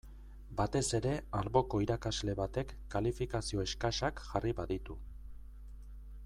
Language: Basque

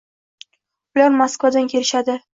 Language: Uzbek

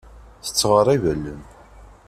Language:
Kabyle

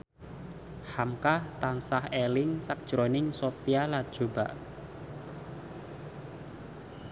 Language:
Javanese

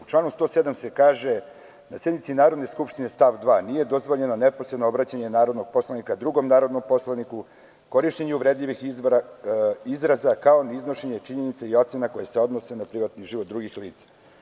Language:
Serbian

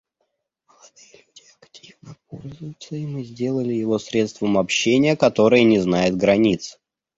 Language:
Russian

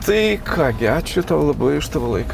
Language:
Lithuanian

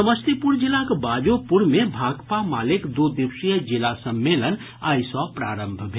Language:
Maithili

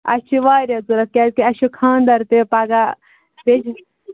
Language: Kashmiri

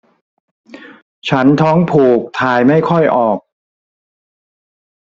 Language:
Thai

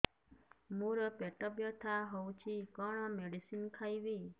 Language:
Odia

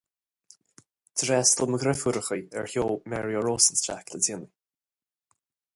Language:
Irish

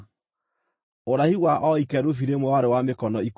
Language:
Kikuyu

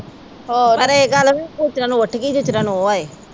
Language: Punjabi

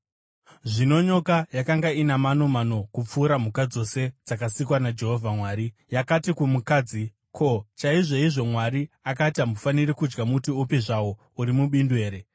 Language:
Shona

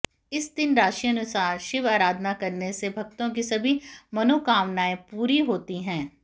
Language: Hindi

